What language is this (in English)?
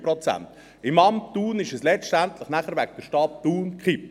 Swiss German